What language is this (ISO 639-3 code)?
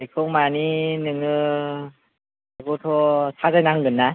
brx